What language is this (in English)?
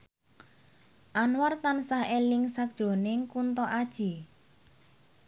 Javanese